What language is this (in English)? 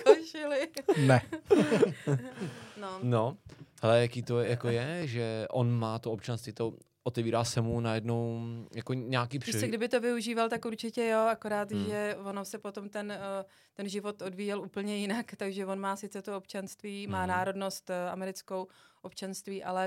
Czech